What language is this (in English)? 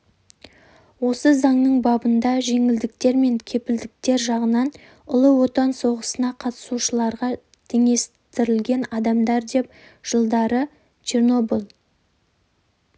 Kazakh